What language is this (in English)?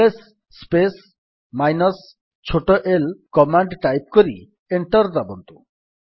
Odia